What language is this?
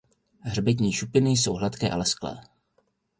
Czech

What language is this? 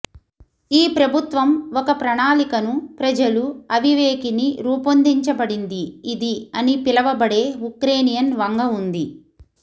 Telugu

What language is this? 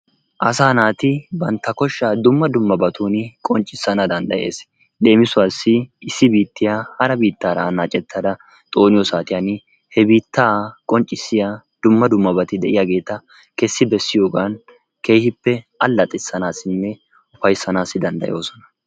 Wolaytta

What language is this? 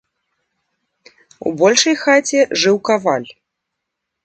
Belarusian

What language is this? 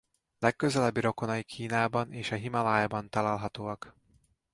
Hungarian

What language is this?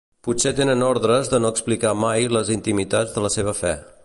Catalan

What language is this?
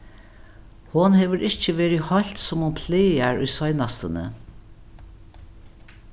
Faroese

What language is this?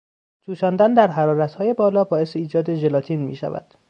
Persian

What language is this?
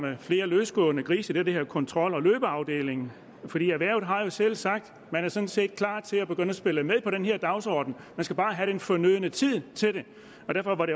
Danish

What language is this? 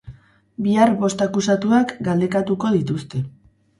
Basque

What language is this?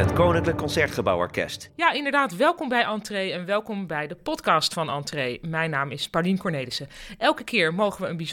Dutch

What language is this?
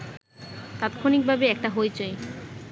Bangla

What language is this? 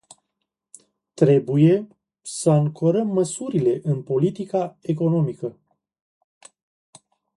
Romanian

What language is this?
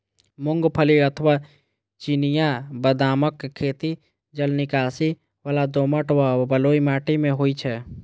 Maithili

